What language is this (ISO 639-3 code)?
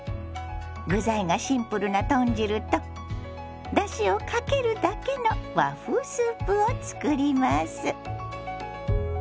jpn